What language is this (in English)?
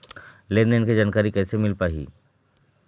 Chhattisgarhi